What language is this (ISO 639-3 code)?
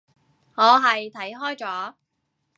yue